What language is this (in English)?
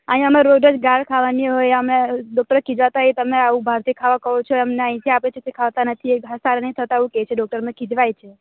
Gujarati